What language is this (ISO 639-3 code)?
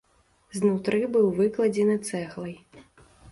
bel